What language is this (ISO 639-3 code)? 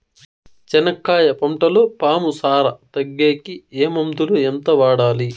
tel